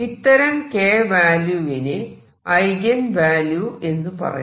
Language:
Malayalam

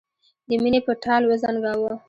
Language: Pashto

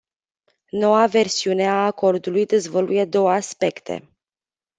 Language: Romanian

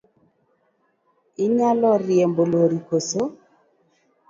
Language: Luo (Kenya and Tanzania)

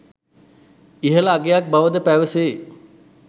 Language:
Sinhala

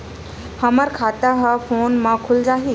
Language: Chhattisgarhi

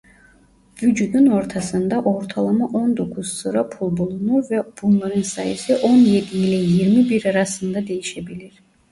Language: Turkish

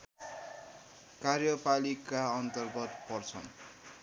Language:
Nepali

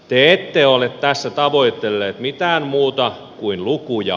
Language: Finnish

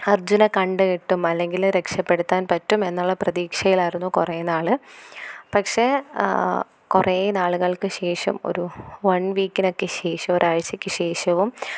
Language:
Malayalam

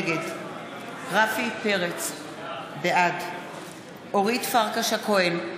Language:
Hebrew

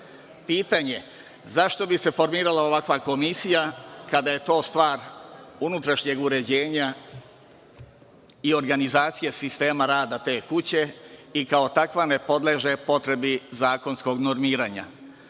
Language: Serbian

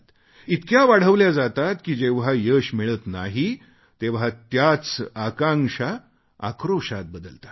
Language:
Marathi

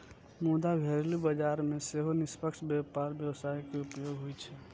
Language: Maithili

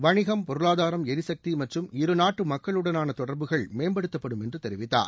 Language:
Tamil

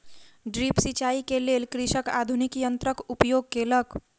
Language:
Maithili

